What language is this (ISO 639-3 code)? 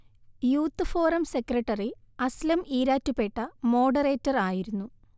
mal